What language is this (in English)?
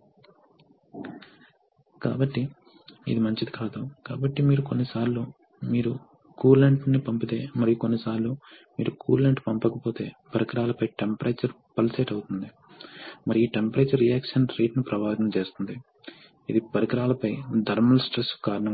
Telugu